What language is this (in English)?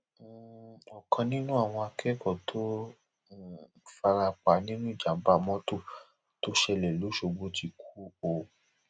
Yoruba